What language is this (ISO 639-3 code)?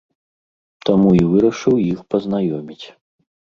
bel